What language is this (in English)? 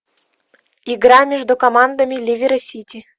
Russian